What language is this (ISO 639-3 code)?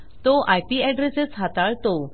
mar